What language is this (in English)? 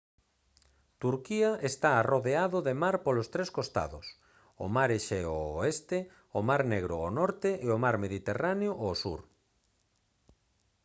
Galician